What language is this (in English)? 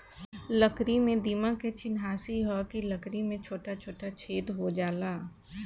Bhojpuri